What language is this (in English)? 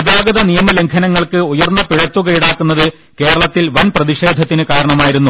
Malayalam